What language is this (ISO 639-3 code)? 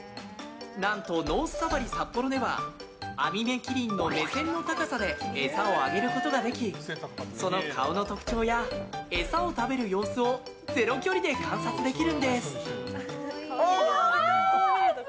jpn